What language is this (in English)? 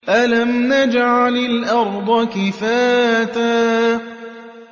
Arabic